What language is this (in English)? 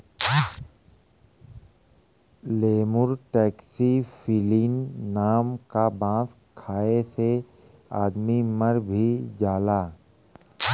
Bhojpuri